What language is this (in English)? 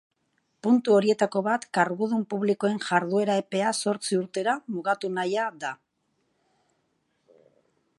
Basque